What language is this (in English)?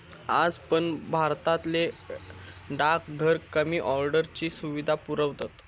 Marathi